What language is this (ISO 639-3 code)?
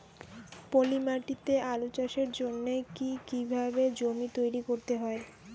ben